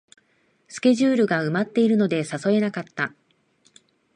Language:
Japanese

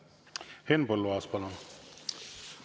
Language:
Estonian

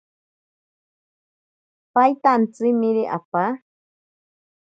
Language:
Ashéninka Perené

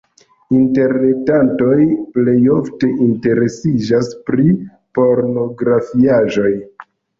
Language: Esperanto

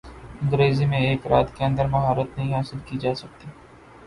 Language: Urdu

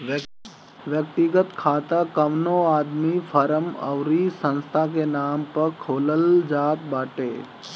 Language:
Bhojpuri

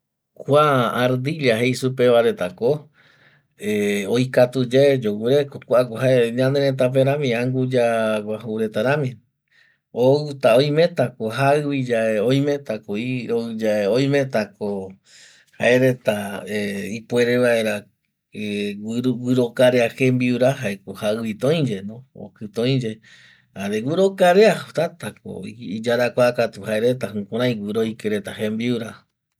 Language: Eastern Bolivian Guaraní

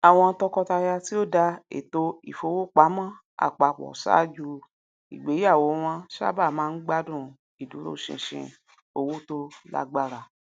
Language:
Yoruba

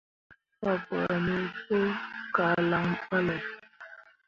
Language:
Mundang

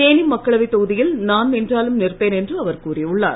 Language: Tamil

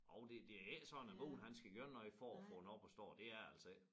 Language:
Danish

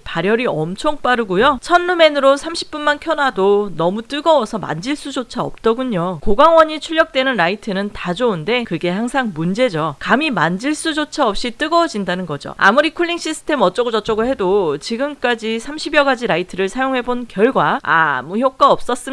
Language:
Korean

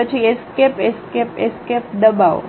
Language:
Gujarati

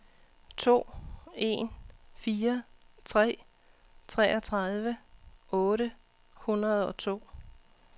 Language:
Danish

